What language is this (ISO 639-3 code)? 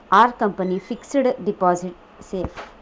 tel